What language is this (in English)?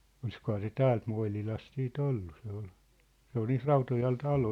Finnish